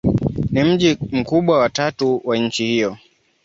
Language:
Swahili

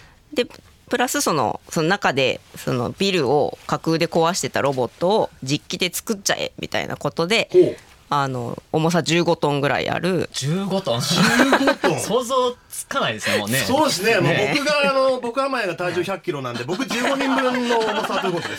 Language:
Japanese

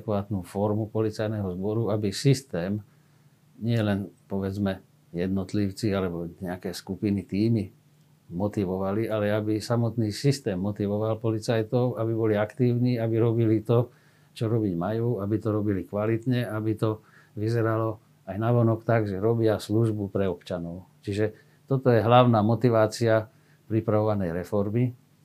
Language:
Slovak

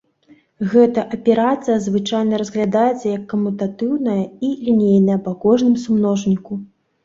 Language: Belarusian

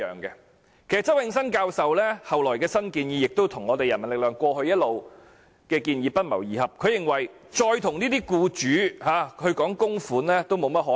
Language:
Cantonese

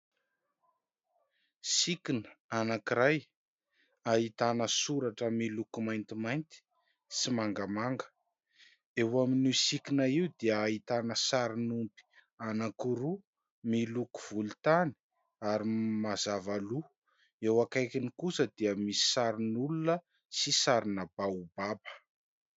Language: Malagasy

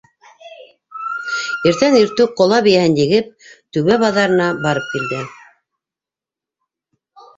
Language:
Bashkir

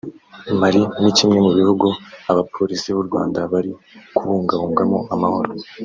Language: Kinyarwanda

